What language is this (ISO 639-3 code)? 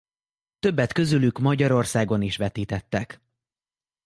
hun